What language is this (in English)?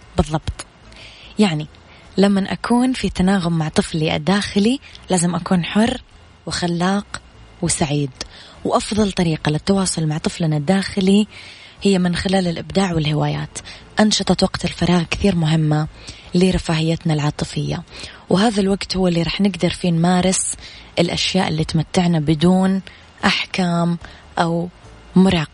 Arabic